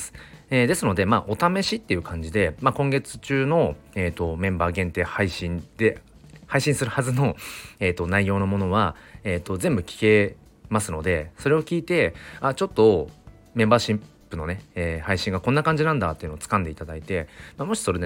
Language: Japanese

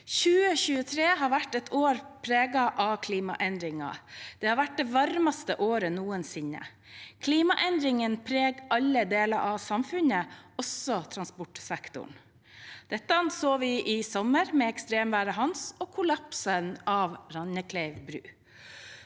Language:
Norwegian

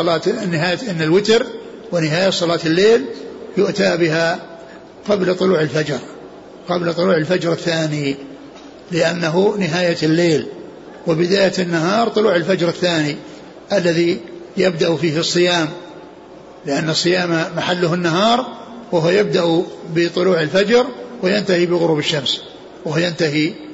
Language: Arabic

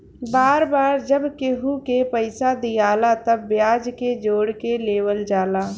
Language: Bhojpuri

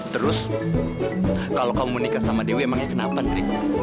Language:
Indonesian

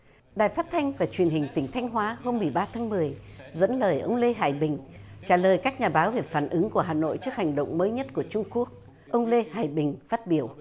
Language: Vietnamese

